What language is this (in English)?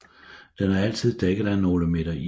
Danish